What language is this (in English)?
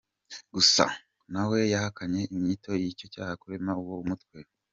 Kinyarwanda